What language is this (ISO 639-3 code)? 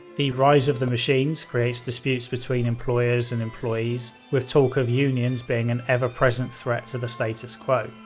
eng